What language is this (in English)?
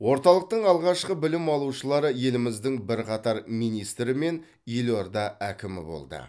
Kazakh